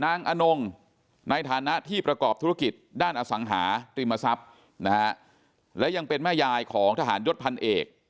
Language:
Thai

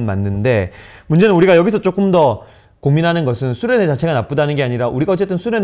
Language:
Korean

